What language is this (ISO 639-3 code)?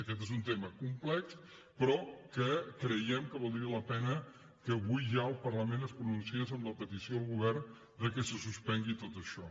cat